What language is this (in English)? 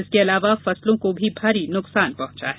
Hindi